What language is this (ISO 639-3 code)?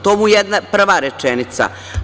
srp